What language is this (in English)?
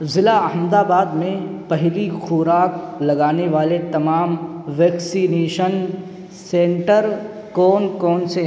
Urdu